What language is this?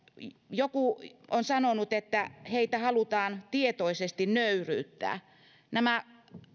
Finnish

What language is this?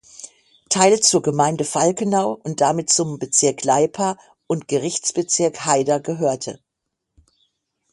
German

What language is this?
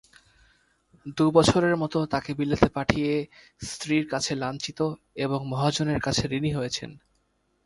Bangla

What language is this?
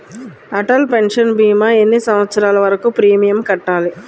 Telugu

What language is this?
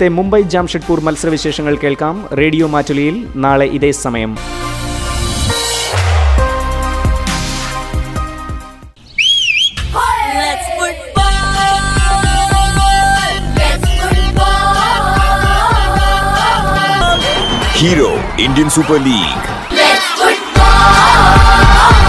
Malayalam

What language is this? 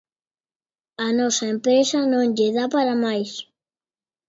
Galician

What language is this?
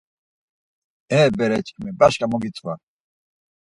Laz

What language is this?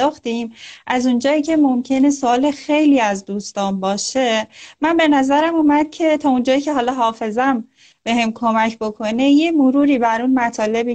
Persian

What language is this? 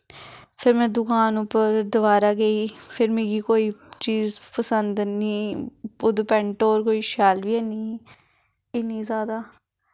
Dogri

